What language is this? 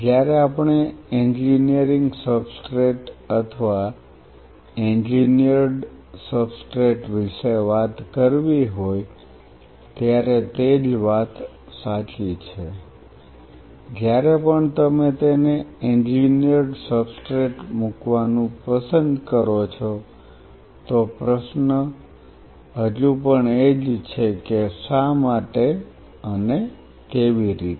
Gujarati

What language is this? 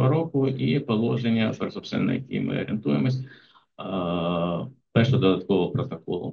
Ukrainian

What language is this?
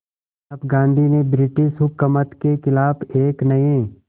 Hindi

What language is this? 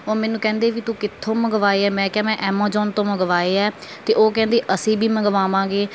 Punjabi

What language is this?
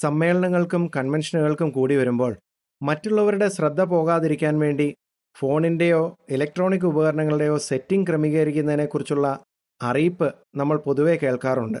Malayalam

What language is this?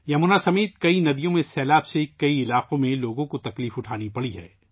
Urdu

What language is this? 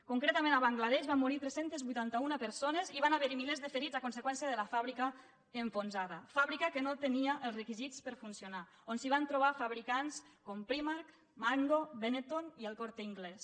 Catalan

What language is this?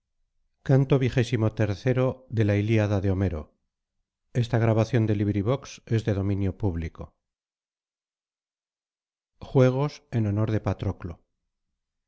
Spanish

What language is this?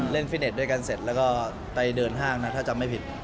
Thai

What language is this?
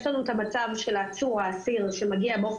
Hebrew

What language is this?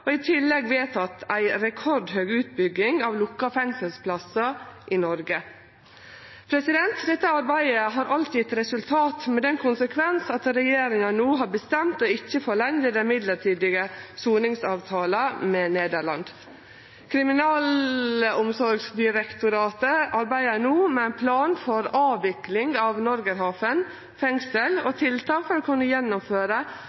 Norwegian Nynorsk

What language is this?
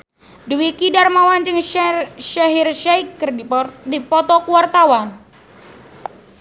Sundanese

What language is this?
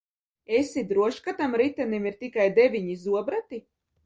Latvian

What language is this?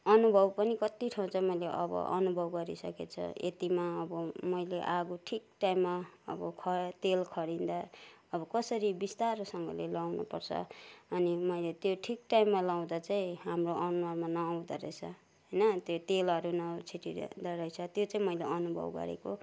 Nepali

